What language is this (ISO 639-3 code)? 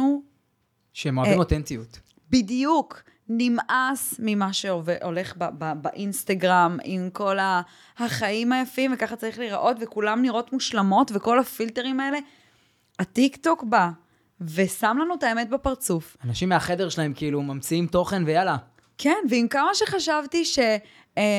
heb